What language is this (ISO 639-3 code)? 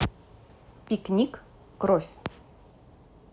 rus